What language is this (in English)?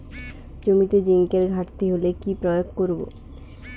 Bangla